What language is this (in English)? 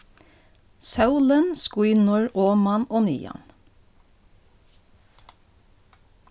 Faroese